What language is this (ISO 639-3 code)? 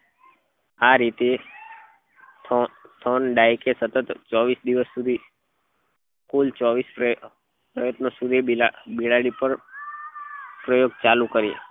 guj